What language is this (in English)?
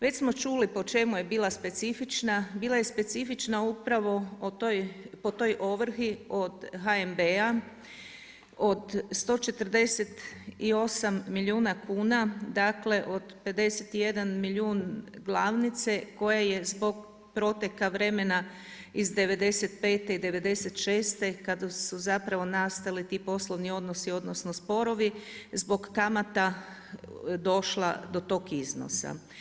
Croatian